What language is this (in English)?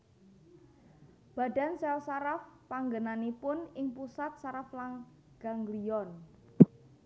Javanese